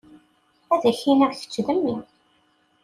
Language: Kabyle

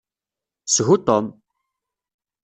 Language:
Kabyle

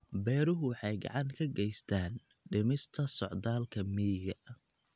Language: Somali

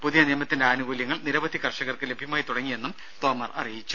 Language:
Malayalam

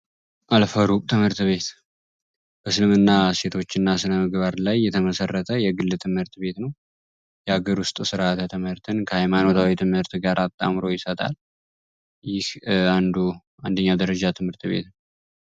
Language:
Amharic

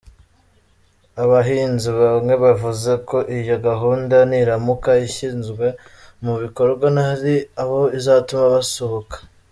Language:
Kinyarwanda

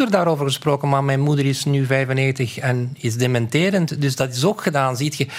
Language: Dutch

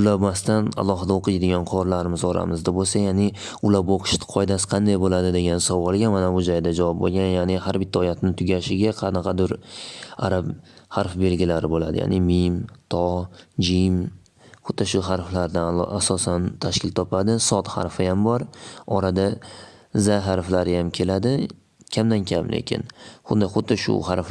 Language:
Turkish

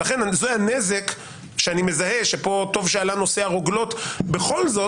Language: Hebrew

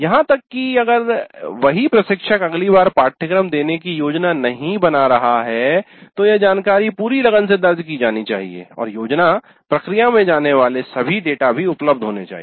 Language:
Hindi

